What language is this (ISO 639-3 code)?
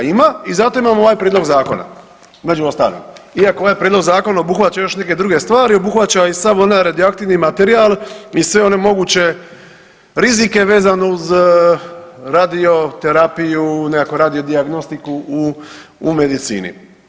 hrv